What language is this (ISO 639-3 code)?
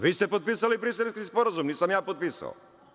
srp